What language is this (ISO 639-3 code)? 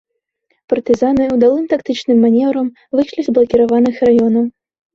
bel